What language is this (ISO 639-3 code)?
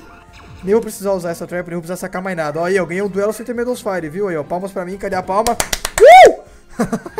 por